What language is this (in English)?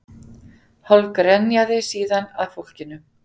Icelandic